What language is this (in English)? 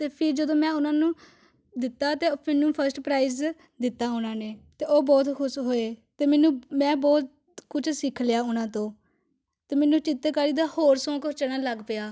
Punjabi